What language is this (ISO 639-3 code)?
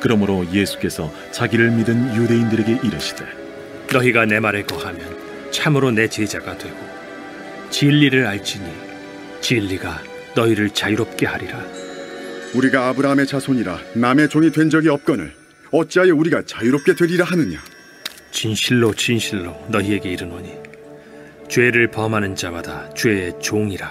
kor